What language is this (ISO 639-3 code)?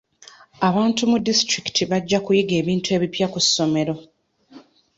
lug